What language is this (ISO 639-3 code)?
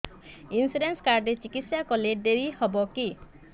ori